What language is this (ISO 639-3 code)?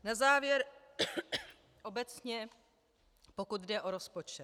ces